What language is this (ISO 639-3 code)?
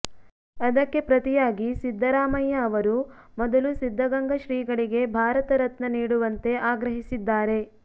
kan